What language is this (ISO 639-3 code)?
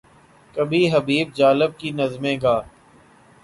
urd